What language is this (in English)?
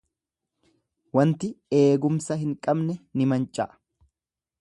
Oromo